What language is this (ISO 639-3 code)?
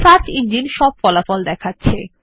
ben